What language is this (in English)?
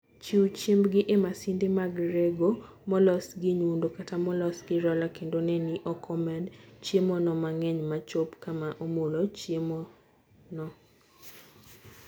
Luo (Kenya and Tanzania)